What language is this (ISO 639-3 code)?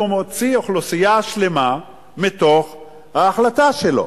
heb